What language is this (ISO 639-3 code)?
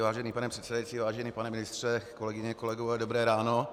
ces